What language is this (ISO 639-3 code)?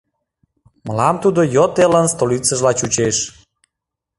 chm